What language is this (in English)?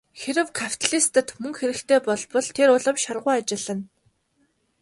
Mongolian